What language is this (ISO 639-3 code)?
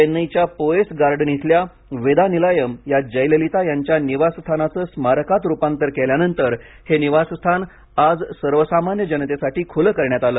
mar